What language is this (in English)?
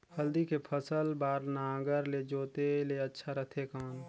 Chhattisgarhi